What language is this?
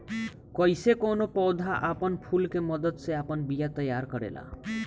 Bhojpuri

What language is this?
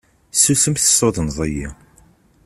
Kabyle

